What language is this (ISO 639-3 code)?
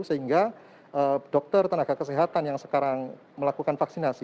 ind